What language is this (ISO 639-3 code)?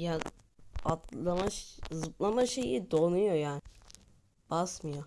tur